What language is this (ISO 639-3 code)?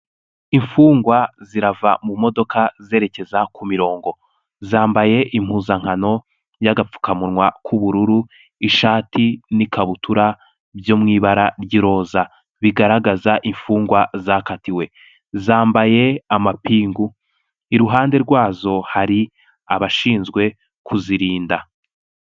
kin